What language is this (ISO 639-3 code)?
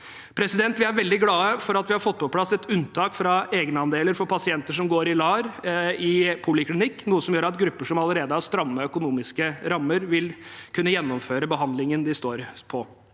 nor